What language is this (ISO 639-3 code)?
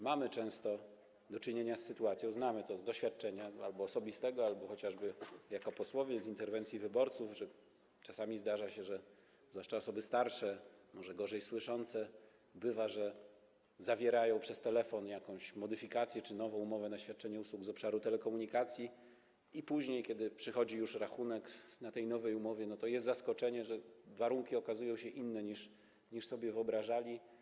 pol